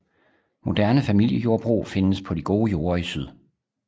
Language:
Danish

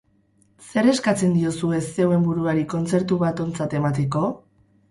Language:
Basque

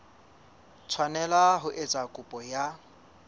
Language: Southern Sotho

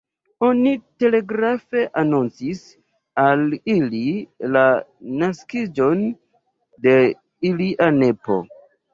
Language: Esperanto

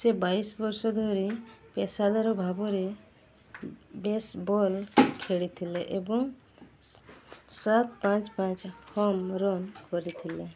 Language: Odia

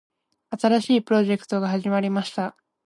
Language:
Japanese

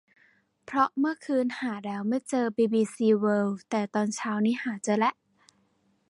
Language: Thai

